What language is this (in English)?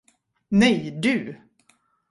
Swedish